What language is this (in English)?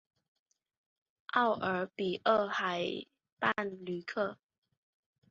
Chinese